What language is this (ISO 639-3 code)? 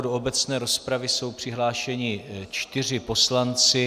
ces